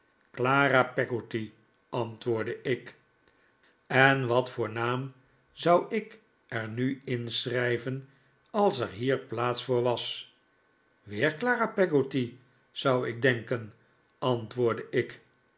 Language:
Dutch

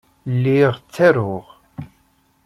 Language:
Kabyle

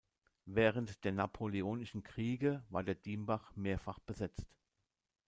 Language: German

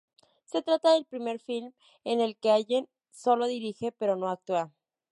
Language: Spanish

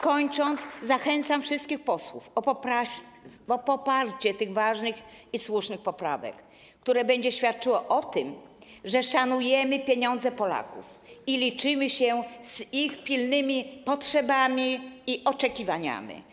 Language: Polish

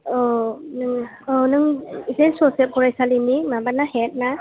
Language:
Bodo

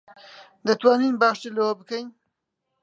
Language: Central Kurdish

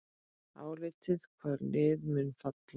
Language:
Icelandic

